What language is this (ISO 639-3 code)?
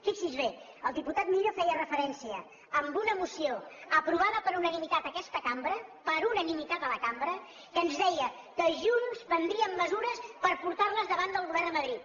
cat